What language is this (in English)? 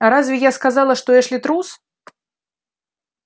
Russian